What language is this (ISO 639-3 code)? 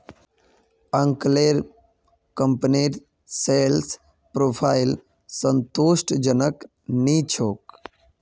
mag